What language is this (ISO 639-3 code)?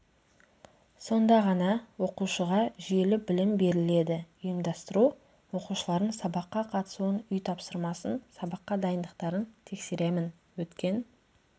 kaz